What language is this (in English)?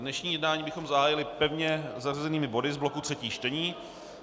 Czech